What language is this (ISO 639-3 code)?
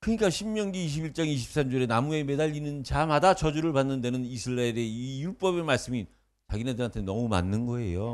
kor